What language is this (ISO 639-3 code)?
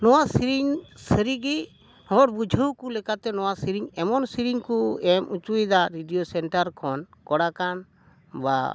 sat